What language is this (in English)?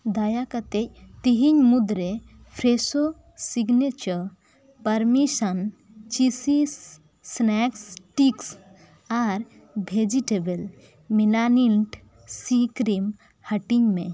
Santali